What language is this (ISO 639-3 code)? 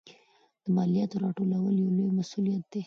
pus